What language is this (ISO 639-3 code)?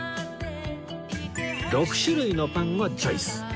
jpn